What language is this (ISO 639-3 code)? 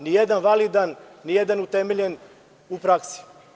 srp